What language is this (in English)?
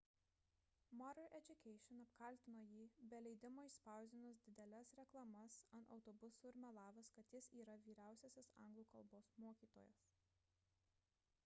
Lithuanian